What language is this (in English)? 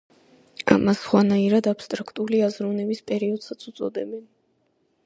Georgian